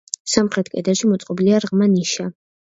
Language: Georgian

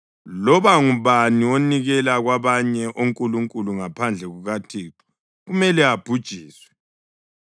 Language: North Ndebele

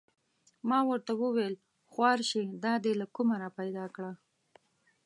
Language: Pashto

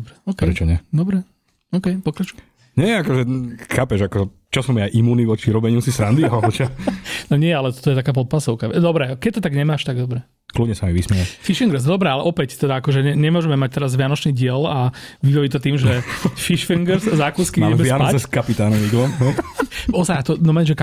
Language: Slovak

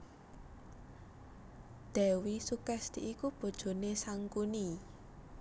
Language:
Javanese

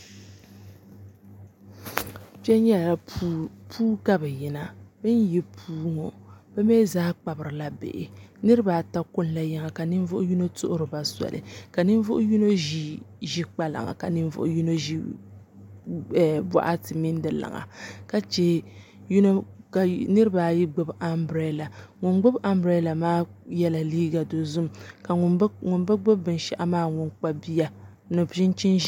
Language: Dagbani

